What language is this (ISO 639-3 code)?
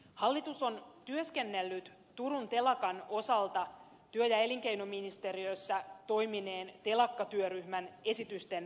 fin